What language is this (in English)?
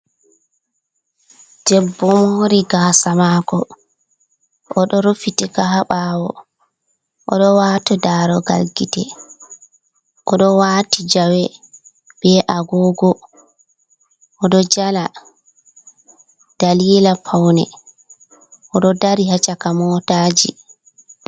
Fula